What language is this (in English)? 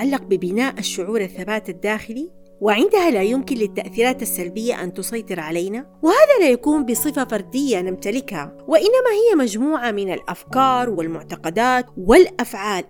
Arabic